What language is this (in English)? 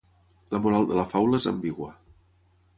Catalan